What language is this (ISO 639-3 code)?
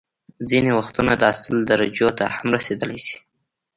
pus